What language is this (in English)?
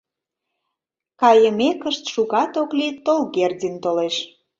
Mari